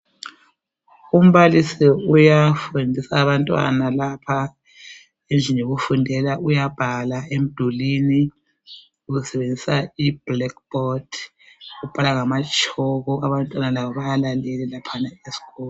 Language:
North Ndebele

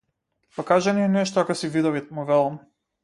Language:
Macedonian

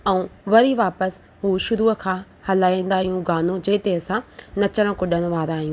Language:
Sindhi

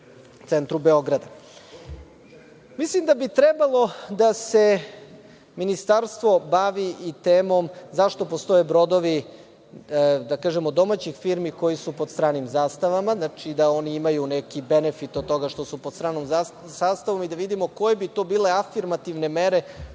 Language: Serbian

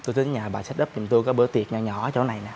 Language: Vietnamese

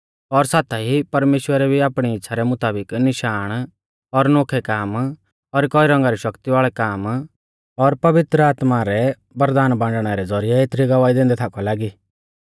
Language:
Mahasu Pahari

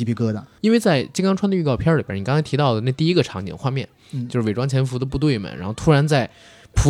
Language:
Chinese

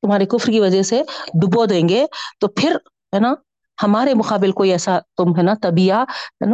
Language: Urdu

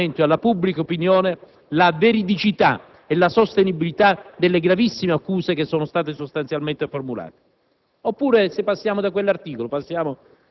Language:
Italian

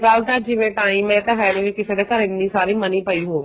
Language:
Punjabi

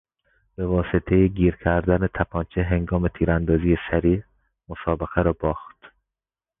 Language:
Persian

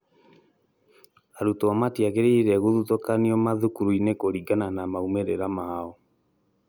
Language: Kikuyu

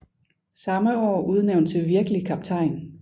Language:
Danish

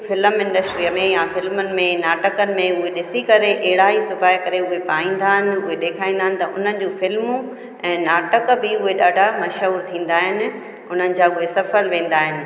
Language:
Sindhi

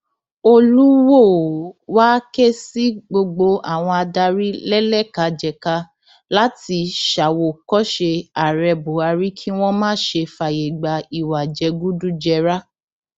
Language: Yoruba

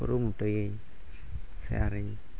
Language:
Santali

